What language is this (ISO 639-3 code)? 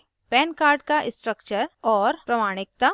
hin